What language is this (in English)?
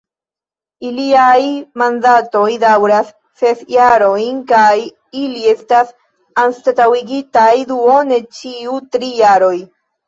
Esperanto